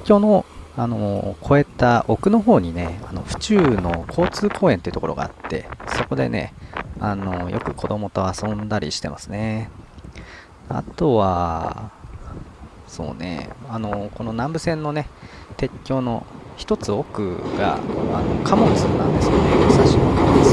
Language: Japanese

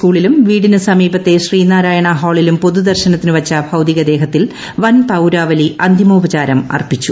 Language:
Malayalam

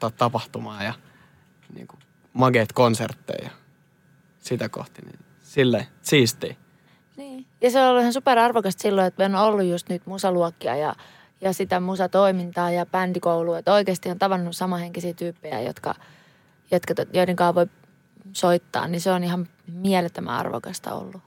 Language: Finnish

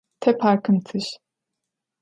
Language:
Adyghe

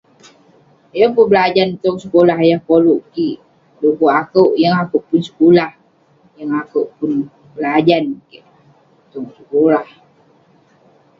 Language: Western Penan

